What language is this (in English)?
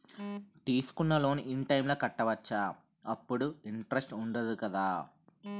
Telugu